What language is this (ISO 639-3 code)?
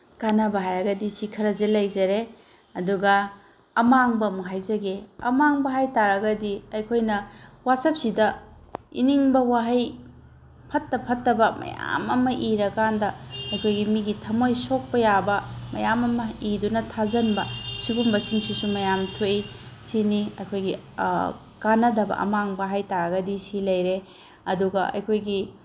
mni